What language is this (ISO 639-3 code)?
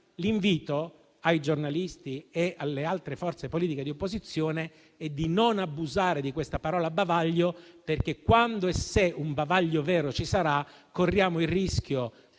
ita